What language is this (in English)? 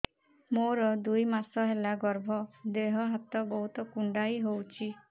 Odia